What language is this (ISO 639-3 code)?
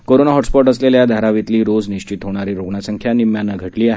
mar